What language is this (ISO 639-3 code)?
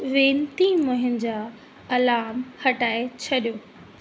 snd